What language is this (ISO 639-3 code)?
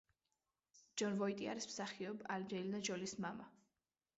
kat